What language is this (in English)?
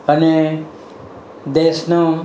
Gujarati